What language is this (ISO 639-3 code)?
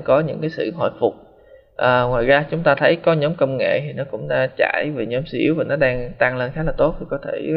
vie